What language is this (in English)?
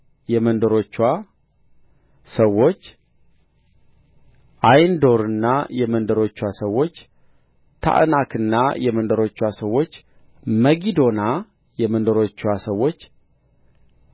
Amharic